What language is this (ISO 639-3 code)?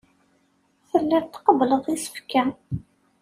kab